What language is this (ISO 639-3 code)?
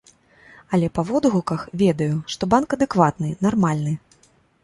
bel